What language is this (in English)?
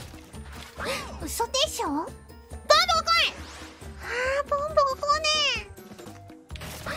Japanese